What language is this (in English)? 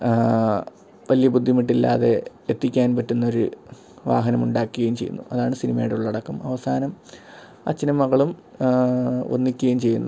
Malayalam